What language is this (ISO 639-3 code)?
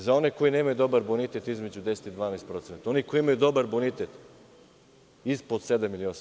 srp